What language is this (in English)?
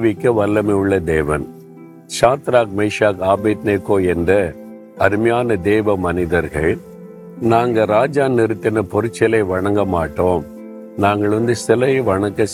Tamil